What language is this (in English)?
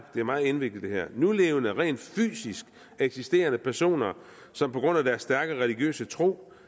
Danish